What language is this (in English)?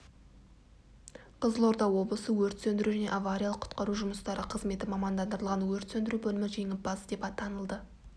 Kazakh